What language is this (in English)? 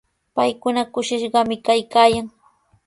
Sihuas Ancash Quechua